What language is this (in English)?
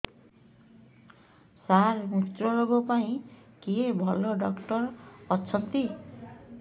Odia